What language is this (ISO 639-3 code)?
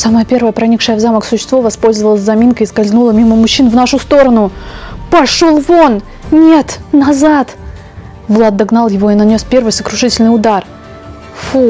rus